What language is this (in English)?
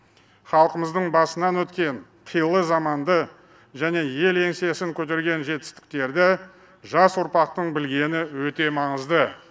Kazakh